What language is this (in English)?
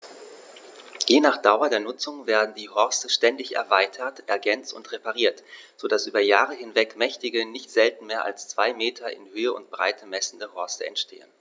German